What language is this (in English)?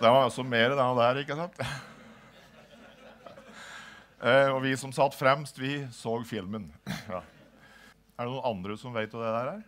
Norwegian